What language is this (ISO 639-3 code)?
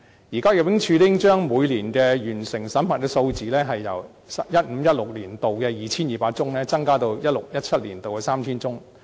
yue